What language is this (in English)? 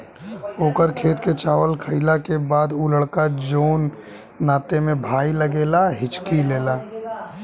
Bhojpuri